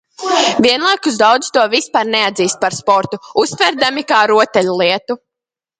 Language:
Latvian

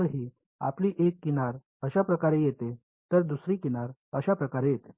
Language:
Marathi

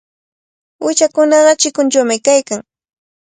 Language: Cajatambo North Lima Quechua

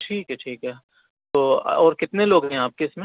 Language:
Urdu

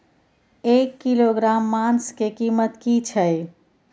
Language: Maithili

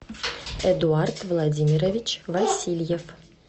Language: Russian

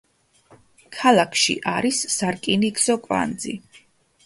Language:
Georgian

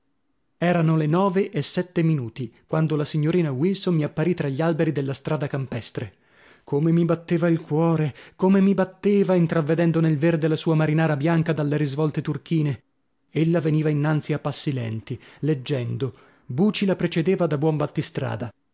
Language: Italian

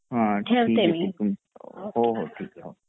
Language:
Marathi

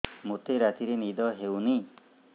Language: Odia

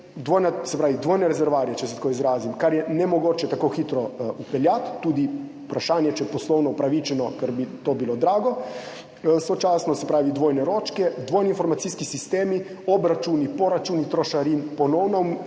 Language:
Slovenian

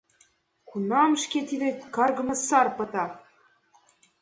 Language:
Mari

